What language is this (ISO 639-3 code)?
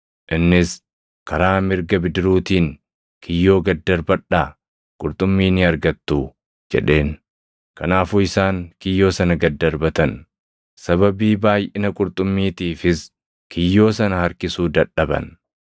orm